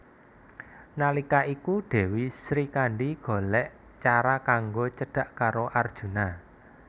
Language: Javanese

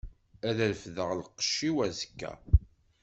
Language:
Kabyle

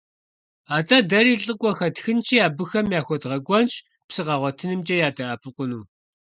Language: Kabardian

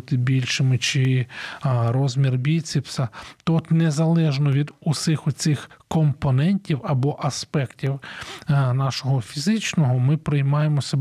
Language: Ukrainian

